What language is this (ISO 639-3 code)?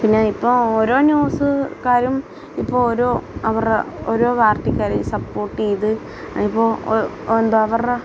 mal